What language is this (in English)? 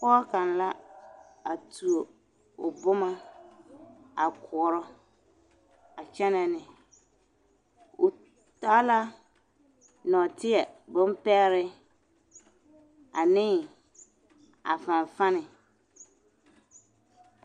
Southern Dagaare